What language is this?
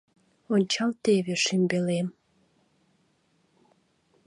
Mari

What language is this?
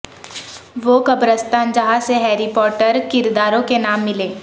Urdu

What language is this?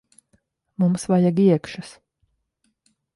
Latvian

